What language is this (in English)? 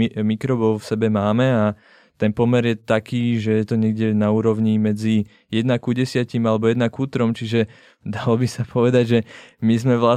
Czech